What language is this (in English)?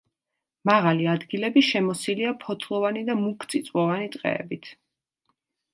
Georgian